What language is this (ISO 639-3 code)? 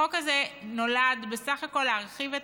heb